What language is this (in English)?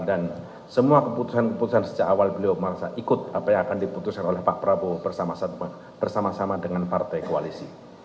Indonesian